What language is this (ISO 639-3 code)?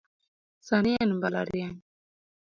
luo